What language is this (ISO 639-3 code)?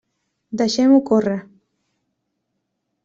cat